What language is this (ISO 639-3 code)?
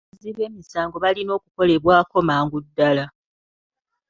lug